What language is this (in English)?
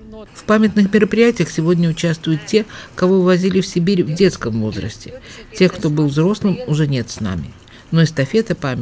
Russian